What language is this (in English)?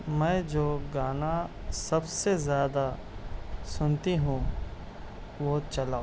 Urdu